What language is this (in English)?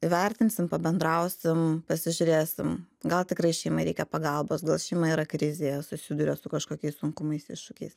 Lithuanian